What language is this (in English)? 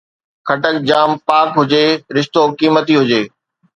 Sindhi